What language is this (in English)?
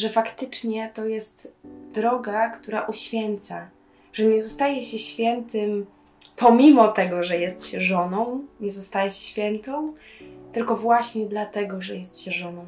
Polish